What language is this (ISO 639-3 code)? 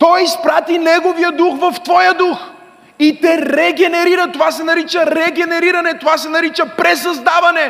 bul